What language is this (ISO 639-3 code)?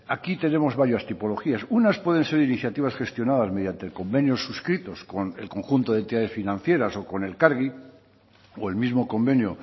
spa